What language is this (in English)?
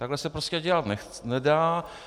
Czech